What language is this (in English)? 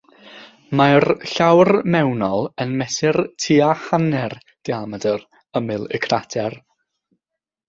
Welsh